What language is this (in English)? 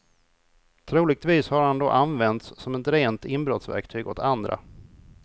Swedish